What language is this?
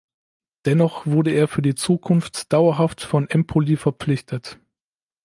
German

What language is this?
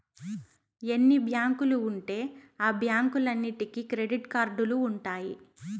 Telugu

